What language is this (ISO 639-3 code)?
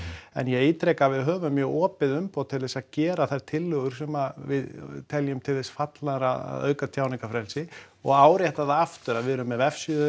isl